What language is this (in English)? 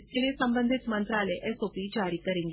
Hindi